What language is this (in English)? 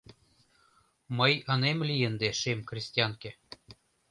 Mari